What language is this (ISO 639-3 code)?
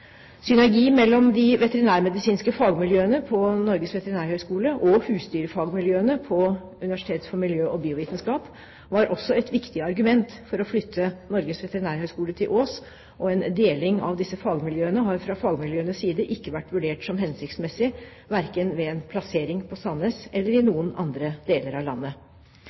nob